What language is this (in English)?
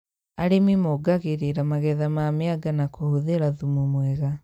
Kikuyu